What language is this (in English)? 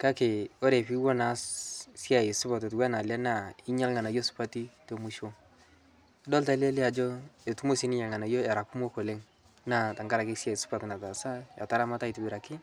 Masai